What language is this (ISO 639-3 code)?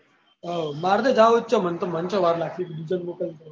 guj